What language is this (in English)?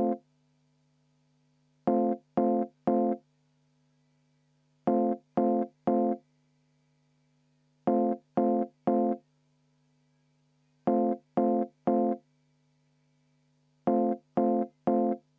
Estonian